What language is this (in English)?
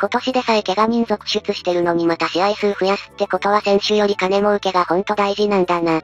Japanese